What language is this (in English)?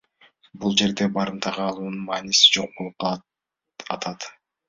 Kyrgyz